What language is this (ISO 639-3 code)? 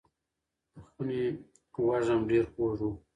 pus